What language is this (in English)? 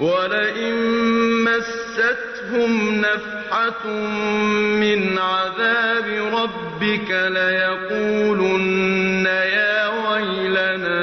Arabic